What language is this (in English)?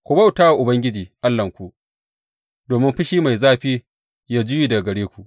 Hausa